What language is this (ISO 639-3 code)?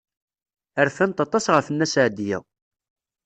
kab